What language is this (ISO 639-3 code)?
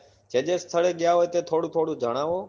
guj